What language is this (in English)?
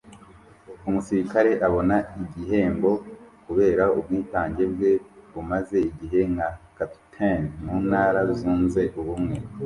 Kinyarwanda